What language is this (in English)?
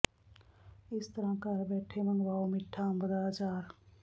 Punjabi